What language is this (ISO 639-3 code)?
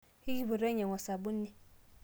mas